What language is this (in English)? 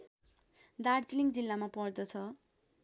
Nepali